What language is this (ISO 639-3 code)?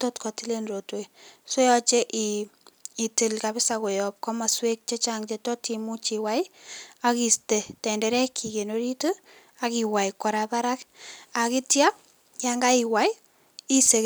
kln